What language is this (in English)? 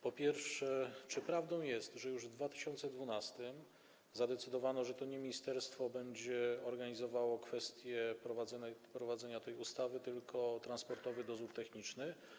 Polish